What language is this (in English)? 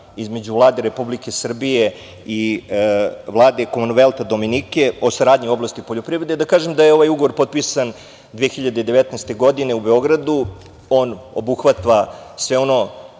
Serbian